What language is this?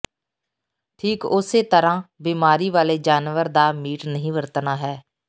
Punjabi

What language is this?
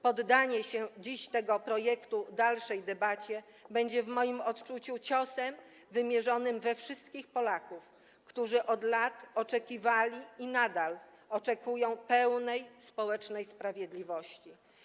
Polish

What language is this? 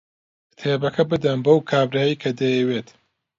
Central Kurdish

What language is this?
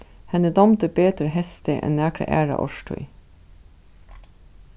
Faroese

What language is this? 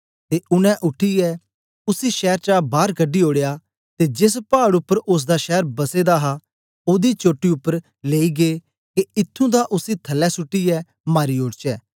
Dogri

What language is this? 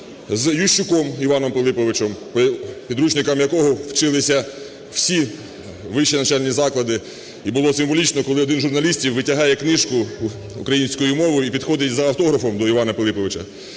Ukrainian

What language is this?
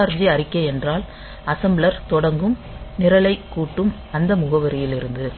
Tamil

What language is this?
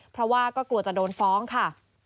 Thai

